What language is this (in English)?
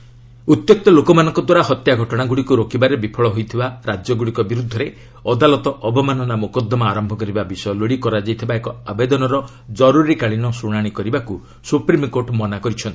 Odia